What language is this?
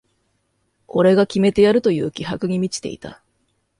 Japanese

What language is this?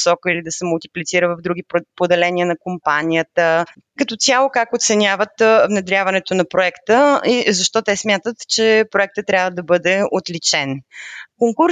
Bulgarian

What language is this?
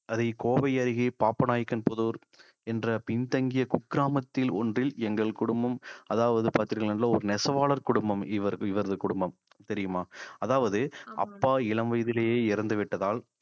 Tamil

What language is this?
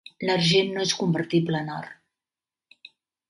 Catalan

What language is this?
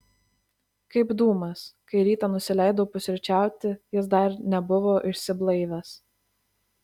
Lithuanian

